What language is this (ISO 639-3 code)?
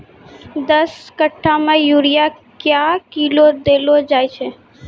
mai